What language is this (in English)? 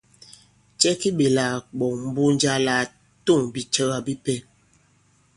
Bankon